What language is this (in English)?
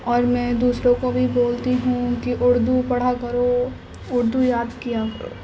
Urdu